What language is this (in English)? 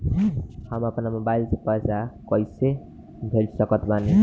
Bhojpuri